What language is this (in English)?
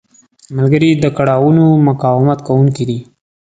Pashto